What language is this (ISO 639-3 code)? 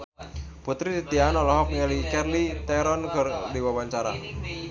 sun